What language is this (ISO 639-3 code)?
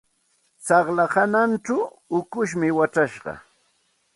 qxt